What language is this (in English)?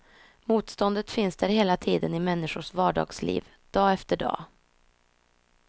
Swedish